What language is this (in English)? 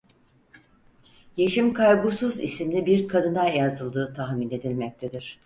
Turkish